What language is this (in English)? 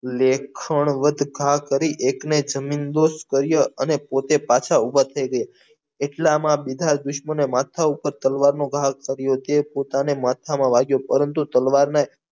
Gujarati